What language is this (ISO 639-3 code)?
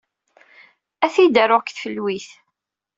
kab